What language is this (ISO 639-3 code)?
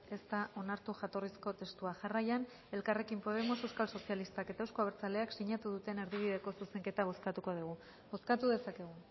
eus